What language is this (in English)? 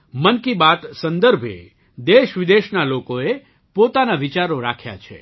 Gujarati